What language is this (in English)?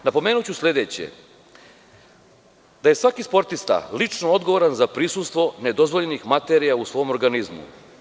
Serbian